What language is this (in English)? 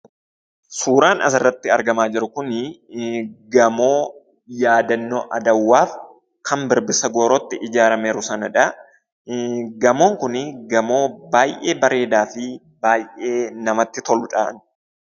Oromo